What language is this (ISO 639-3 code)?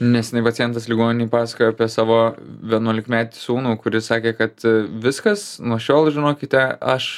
lit